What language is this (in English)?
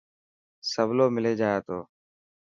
Dhatki